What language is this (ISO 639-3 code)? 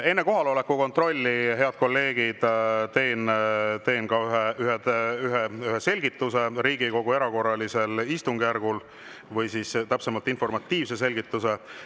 est